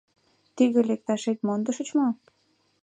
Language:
Mari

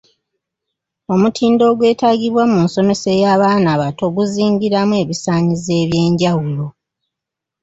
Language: Ganda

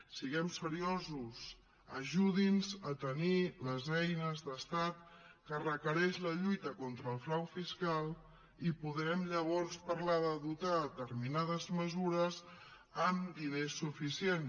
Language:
Catalan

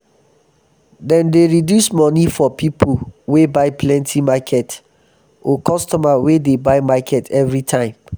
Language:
Nigerian Pidgin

